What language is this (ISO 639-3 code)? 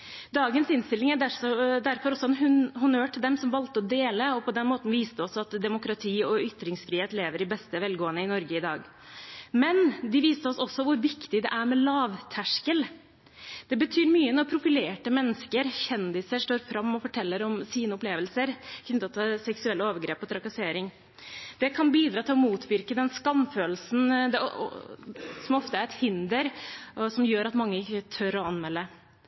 nob